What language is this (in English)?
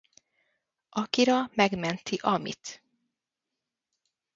Hungarian